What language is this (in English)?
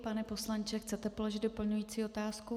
Czech